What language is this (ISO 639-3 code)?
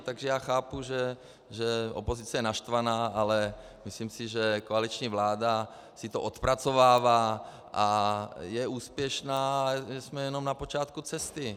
ces